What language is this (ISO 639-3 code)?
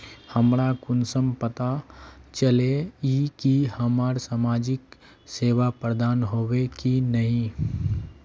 mag